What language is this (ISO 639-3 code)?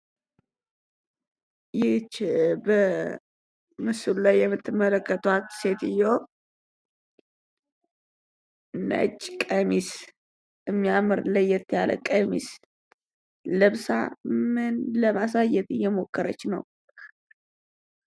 amh